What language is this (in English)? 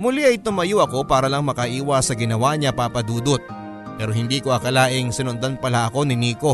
Filipino